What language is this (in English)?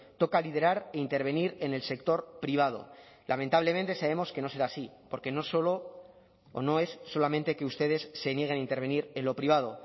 Spanish